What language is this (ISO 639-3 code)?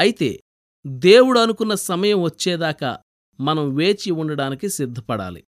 tel